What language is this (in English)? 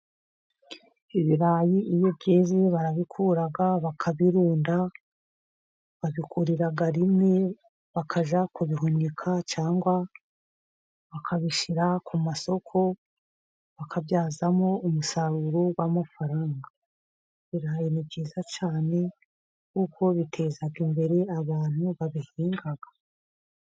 Kinyarwanda